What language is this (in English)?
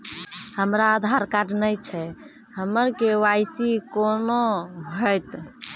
Maithili